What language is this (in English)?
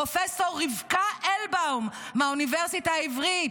Hebrew